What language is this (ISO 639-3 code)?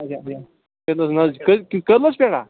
kas